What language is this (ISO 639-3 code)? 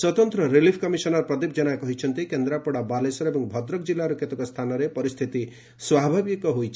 ori